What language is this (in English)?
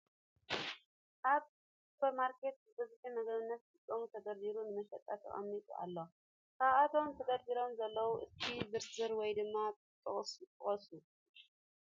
Tigrinya